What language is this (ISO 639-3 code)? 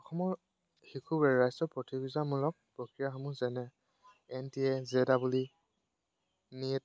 asm